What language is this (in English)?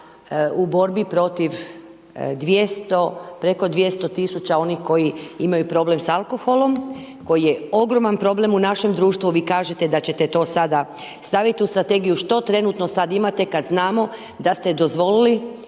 Croatian